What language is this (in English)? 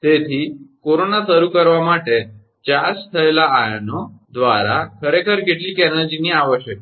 Gujarati